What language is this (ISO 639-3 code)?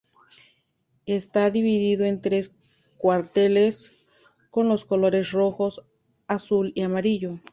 spa